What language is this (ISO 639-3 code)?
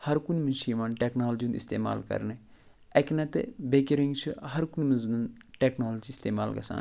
kas